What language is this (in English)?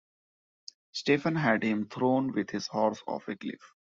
English